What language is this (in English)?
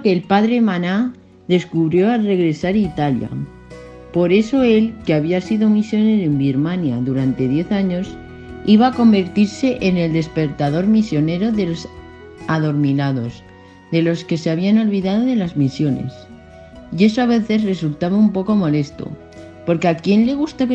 Spanish